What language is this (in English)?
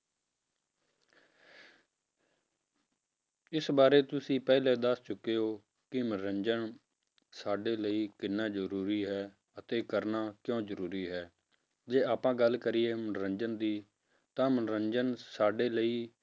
Punjabi